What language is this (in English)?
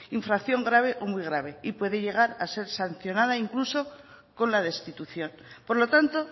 Spanish